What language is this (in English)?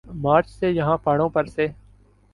Urdu